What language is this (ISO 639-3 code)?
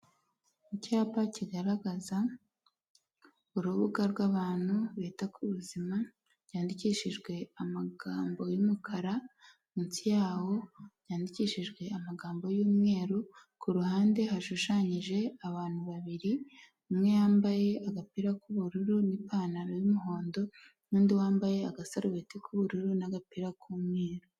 kin